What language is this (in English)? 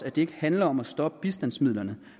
Danish